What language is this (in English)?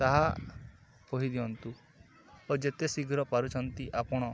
Odia